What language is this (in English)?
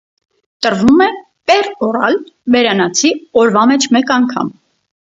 Armenian